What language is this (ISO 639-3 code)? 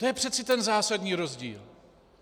ces